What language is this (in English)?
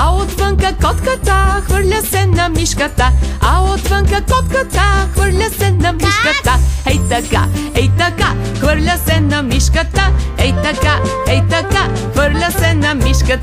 Romanian